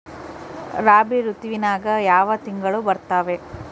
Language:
Kannada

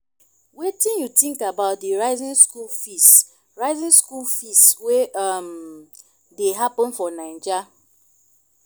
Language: Nigerian Pidgin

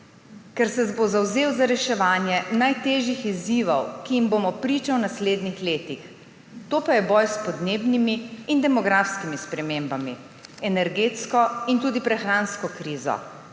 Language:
Slovenian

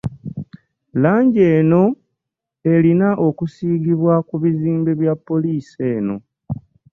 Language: Ganda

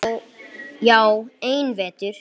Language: Icelandic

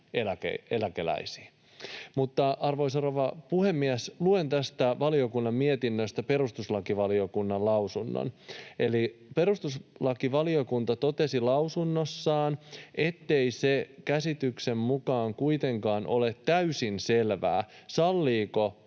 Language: Finnish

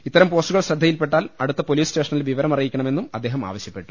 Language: Malayalam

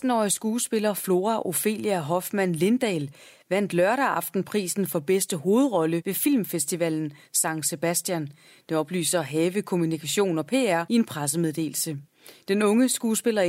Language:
Danish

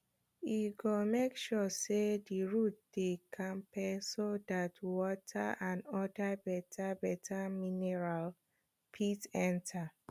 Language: Nigerian Pidgin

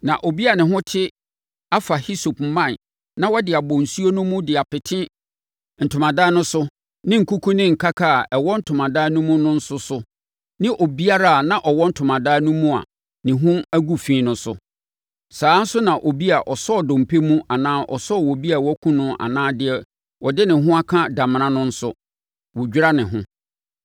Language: Akan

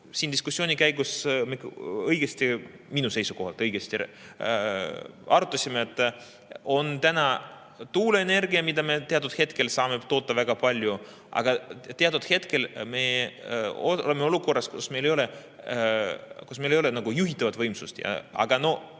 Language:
Estonian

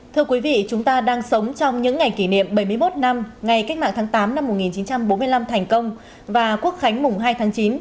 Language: Vietnamese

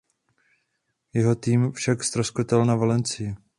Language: Czech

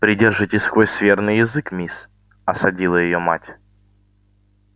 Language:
Russian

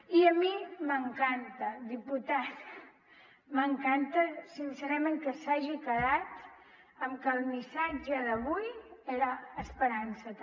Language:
Catalan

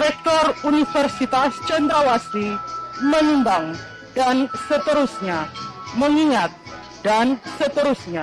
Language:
Indonesian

